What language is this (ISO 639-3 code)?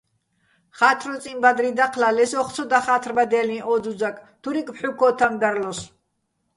bbl